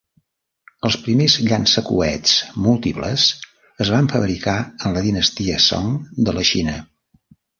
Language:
Catalan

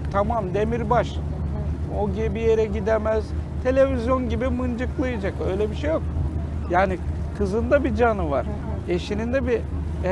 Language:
Turkish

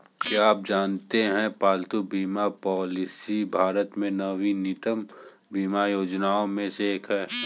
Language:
Hindi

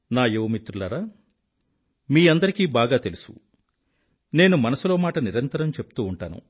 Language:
Telugu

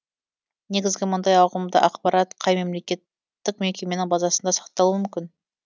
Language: Kazakh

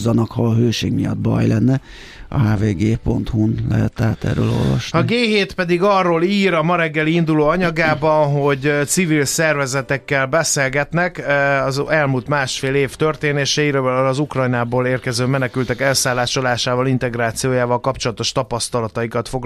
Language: Hungarian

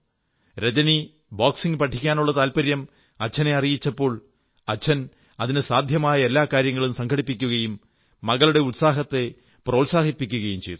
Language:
Malayalam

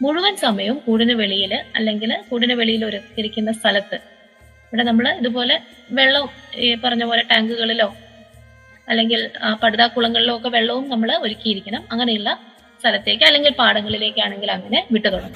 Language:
Malayalam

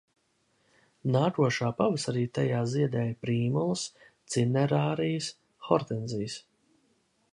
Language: Latvian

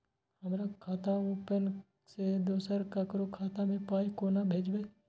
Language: Maithili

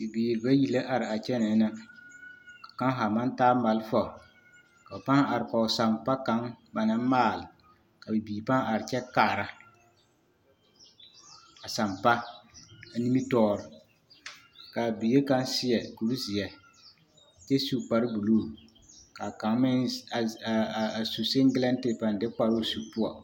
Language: Southern Dagaare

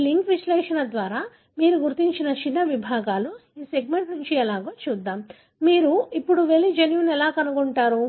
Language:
Telugu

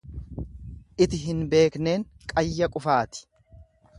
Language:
Oromo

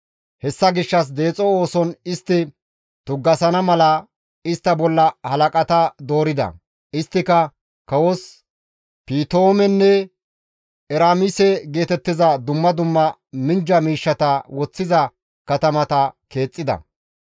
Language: Gamo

